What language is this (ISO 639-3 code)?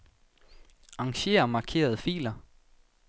dan